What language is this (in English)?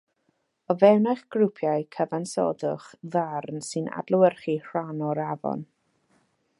Welsh